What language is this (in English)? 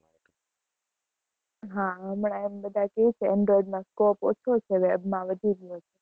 Gujarati